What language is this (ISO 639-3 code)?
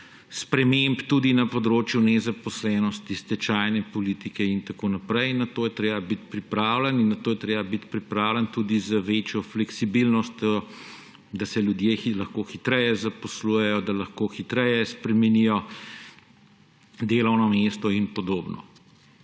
slv